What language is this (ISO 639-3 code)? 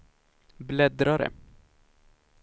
swe